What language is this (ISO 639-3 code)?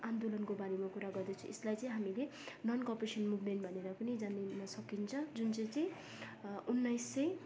nep